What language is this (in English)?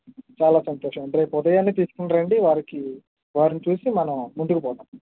Telugu